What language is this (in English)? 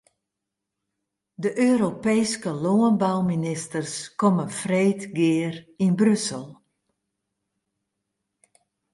Western Frisian